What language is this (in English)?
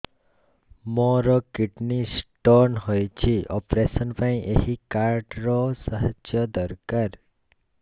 Odia